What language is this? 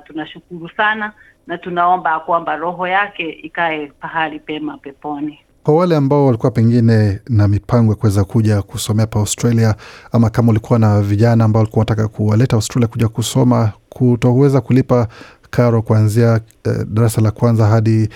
Swahili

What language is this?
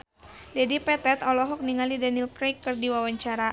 Sundanese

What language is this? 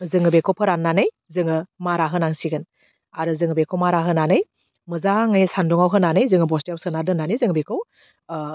Bodo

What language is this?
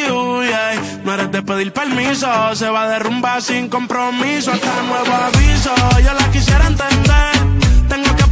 Romanian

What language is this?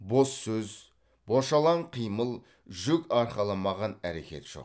Kazakh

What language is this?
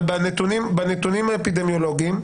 Hebrew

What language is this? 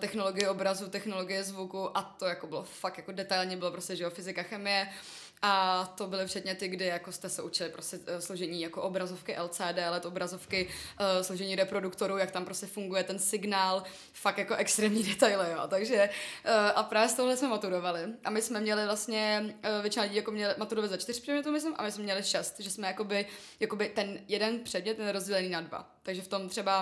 Czech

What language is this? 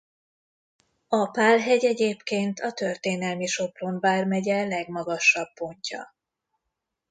Hungarian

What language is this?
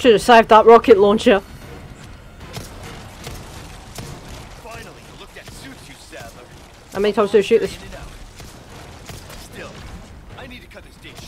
English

